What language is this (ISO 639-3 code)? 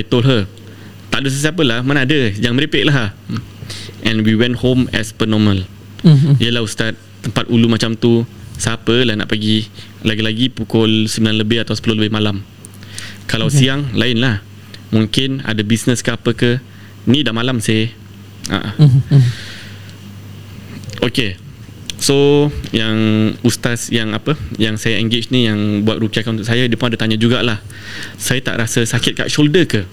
msa